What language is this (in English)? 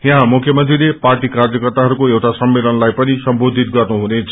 Nepali